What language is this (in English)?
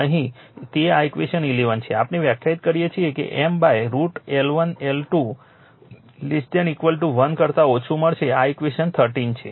Gujarati